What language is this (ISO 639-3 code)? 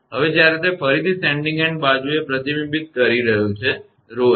guj